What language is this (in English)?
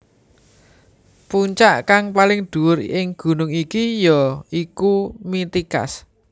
Javanese